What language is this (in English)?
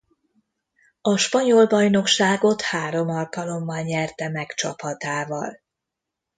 Hungarian